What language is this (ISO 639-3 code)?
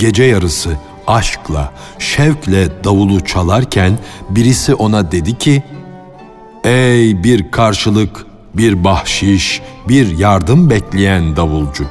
tur